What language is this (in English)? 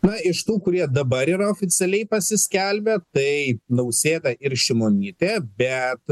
Lithuanian